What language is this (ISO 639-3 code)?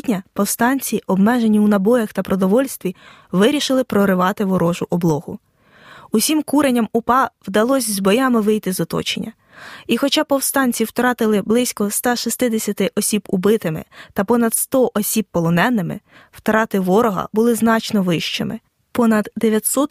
ukr